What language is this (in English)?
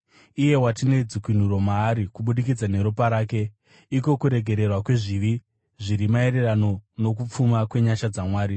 Shona